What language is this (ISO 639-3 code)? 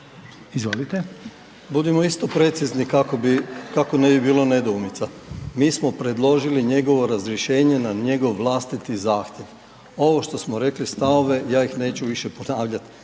hrv